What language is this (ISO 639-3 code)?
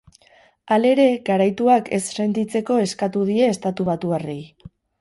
eus